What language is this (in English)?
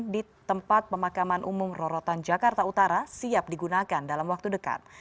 Indonesian